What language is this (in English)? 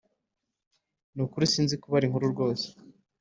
Kinyarwanda